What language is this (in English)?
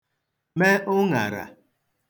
Igbo